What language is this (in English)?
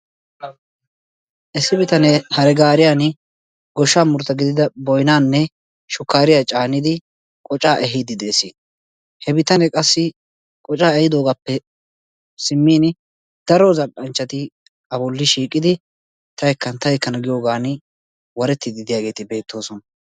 Wolaytta